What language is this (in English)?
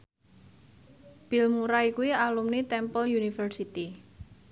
Javanese